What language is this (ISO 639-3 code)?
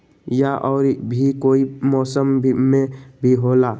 mag